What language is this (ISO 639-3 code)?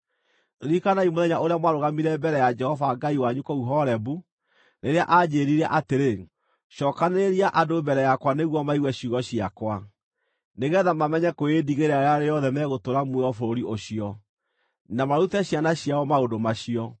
kik